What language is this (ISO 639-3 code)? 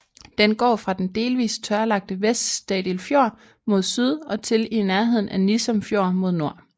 dan